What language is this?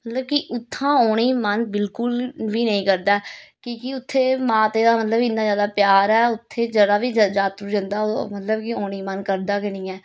Dogri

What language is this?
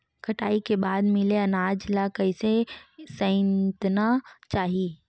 Chhattisgarhi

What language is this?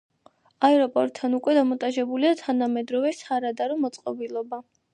Georgian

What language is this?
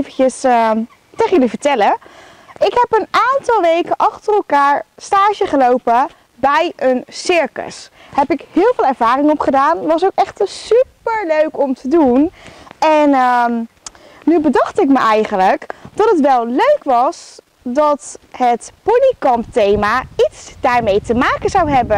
Dutch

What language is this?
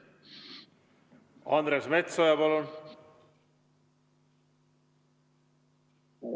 Estonian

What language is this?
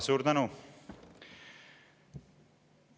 Estonian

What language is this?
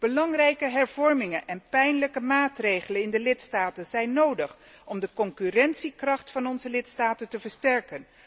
Dutch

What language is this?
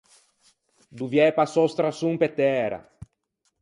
Ligurian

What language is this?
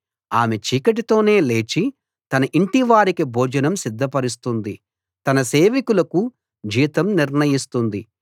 Telugu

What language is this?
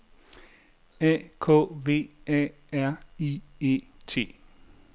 Danish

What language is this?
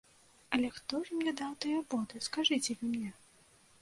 Belarusian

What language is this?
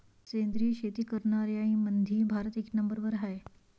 Marathi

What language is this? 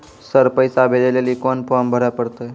Maithili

